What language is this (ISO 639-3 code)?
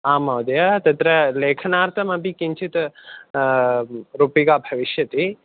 san